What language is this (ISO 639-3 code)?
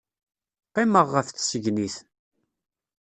kab